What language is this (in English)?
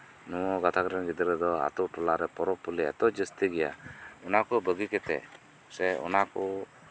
Santali